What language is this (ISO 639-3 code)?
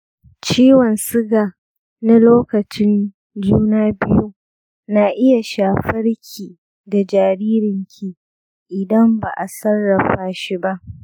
hau